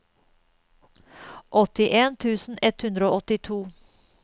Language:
Norwegian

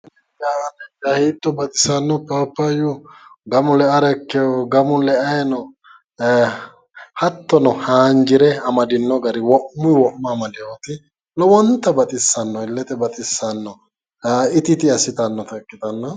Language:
Sidamo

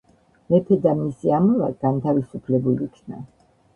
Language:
Georgian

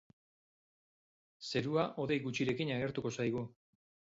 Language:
Basque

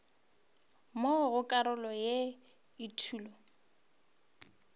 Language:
Northern Sotho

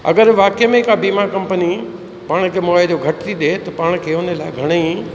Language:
Sindhi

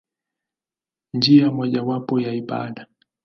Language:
Swahili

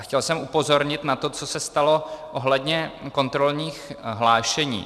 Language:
Czech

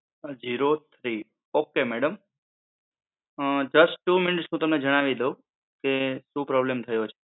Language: Gujarati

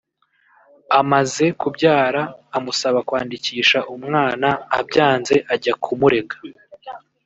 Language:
Kinyarwanda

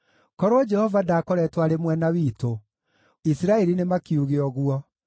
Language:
Kikuyu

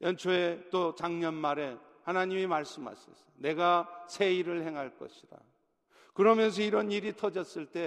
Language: Korean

